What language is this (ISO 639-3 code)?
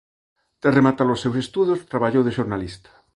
glg